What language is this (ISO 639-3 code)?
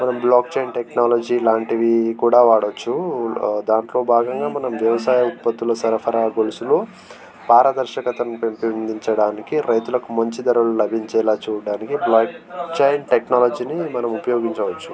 tel